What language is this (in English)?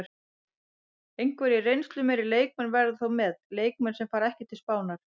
Icelandic